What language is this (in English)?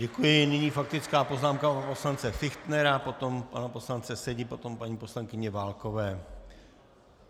Czech